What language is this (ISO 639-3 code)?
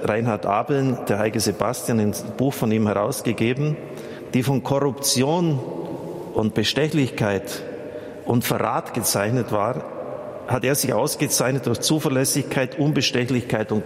deu